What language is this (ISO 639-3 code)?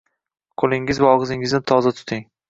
uzb